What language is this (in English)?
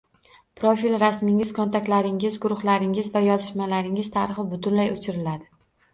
Uzbek